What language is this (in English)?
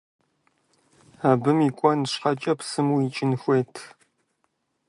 Kabardian